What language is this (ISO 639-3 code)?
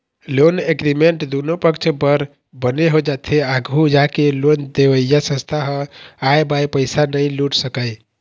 hne